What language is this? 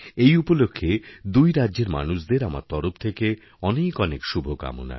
Bangla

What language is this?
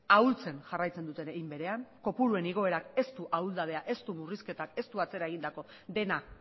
Basque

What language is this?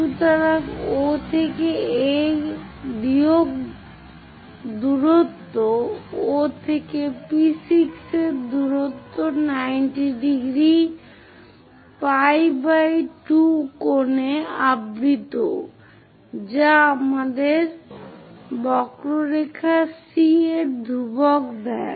Bangla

